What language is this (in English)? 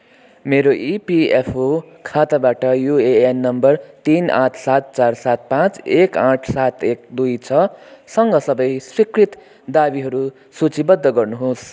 Nepali